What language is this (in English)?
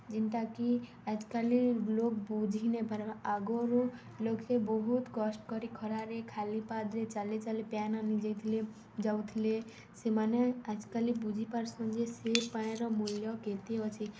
Odia